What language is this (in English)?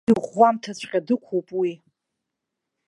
Abkhazian